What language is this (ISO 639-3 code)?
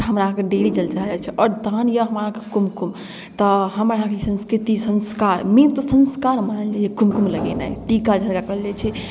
mai